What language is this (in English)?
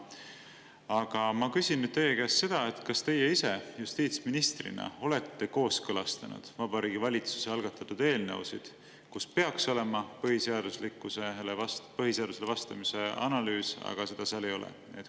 Estonian